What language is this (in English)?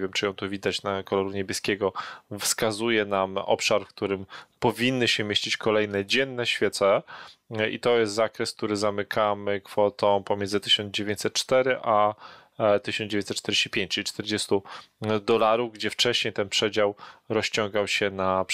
Polish